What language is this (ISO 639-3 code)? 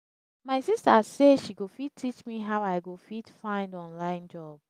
pcm